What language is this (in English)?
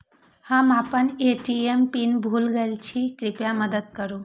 Maithili